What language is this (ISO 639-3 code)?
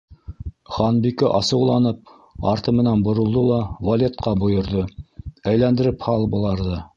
bak